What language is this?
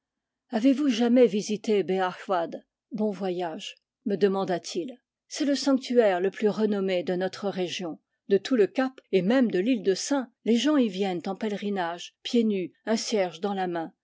French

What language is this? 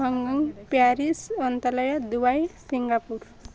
Odia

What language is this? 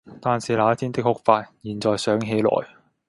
Cantonese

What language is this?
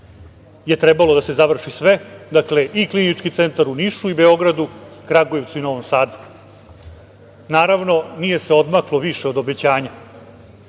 Serbian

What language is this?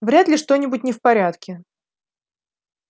Russian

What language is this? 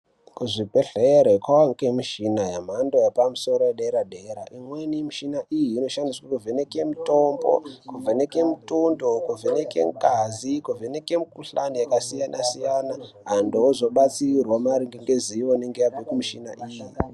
Ndau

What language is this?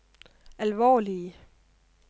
Danish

